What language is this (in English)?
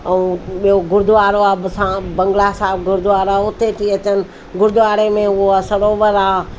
Sindhi